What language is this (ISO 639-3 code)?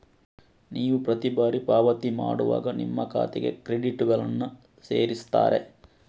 kan